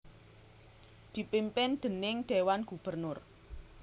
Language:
Javanese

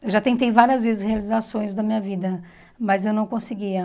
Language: Portuguese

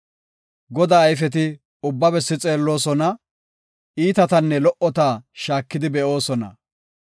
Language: Gofa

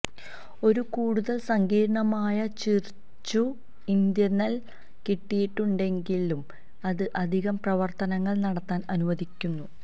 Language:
Malayalam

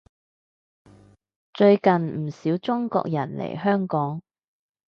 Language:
Cantonese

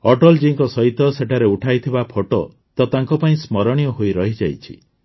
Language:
Odia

